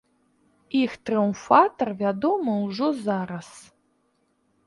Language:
Belarusian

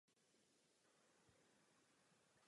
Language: Czech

